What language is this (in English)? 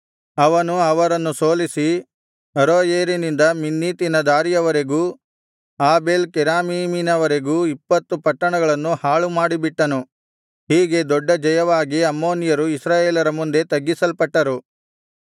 Kannada